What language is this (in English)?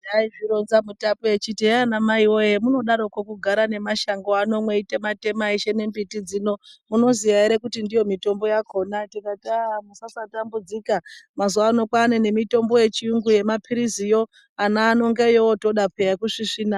Ndau